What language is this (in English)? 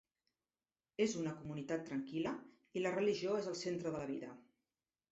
Catalan